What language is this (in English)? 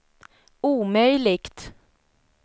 Swedish